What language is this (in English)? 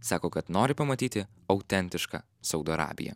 Lithuanian